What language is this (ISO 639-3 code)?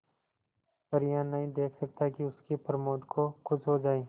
hin